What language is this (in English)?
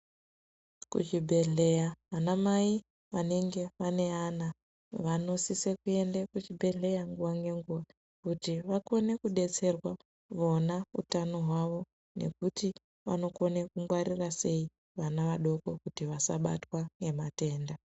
Ndau